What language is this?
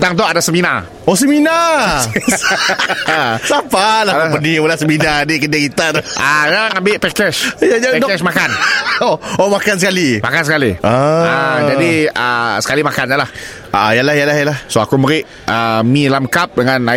Malay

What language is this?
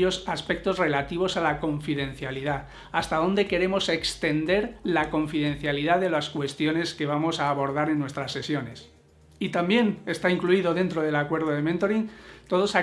Spanish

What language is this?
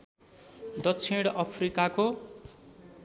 Nepali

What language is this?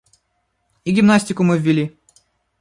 Russian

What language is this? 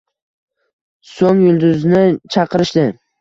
Uzbek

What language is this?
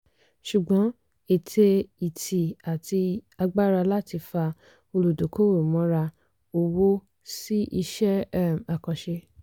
Yoruba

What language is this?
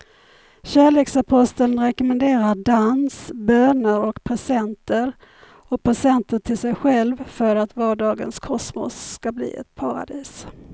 Swedish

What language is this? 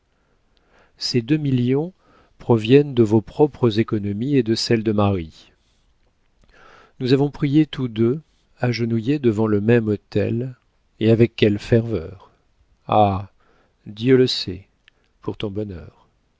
French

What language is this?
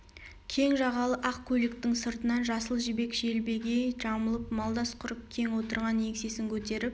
Kazakh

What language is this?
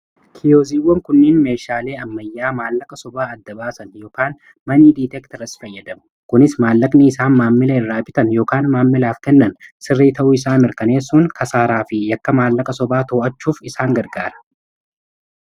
Oromo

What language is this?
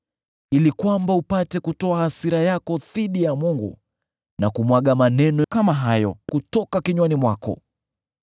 Swahili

